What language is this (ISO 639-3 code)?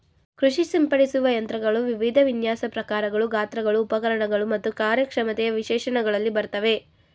kan